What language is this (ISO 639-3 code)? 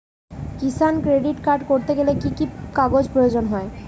ben